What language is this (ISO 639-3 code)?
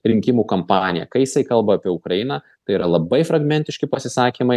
lit